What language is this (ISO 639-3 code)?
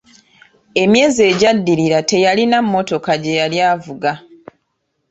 lug